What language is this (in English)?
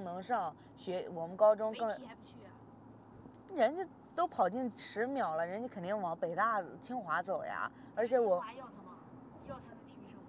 Chinese